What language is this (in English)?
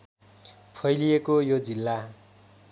Nepali